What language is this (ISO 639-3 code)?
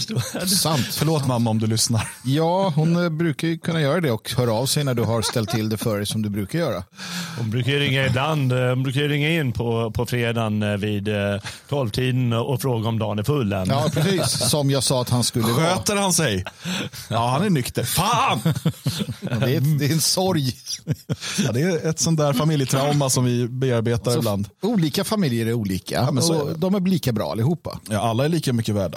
swe